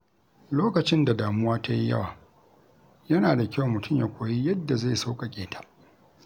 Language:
Hausa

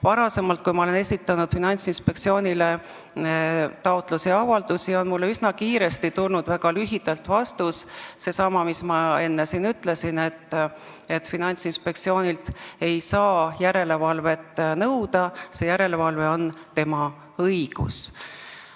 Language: Estonian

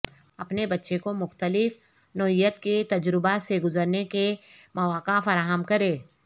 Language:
Urdu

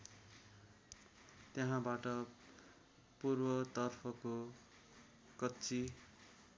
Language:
Nepali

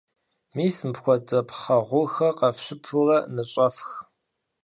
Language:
Kabardian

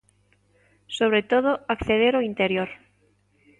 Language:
Galician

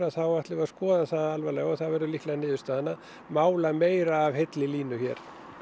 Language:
Icelandic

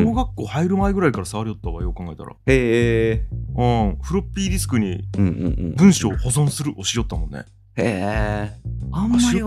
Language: Japanese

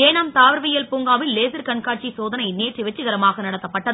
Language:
Tamil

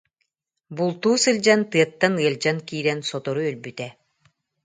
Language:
Yakut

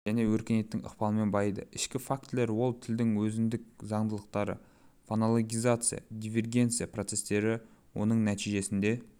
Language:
Kazakh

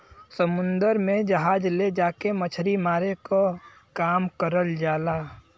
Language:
Bhojpuri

